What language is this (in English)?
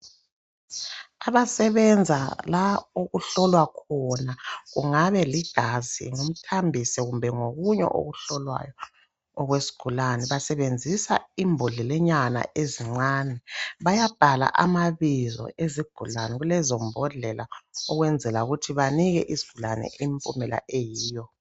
North Ndebele